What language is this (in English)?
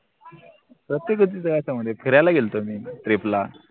Marathi